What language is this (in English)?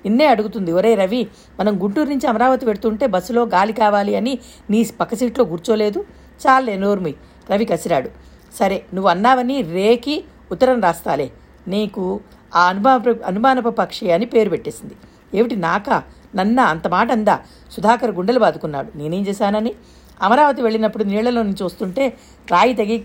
Telugu